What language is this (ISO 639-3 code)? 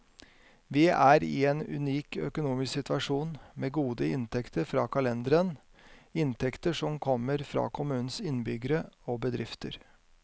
nor